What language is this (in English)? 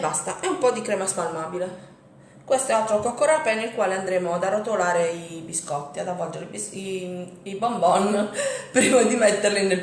Italian